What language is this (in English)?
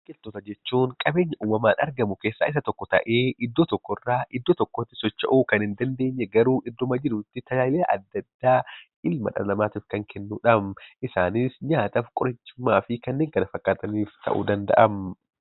Oromo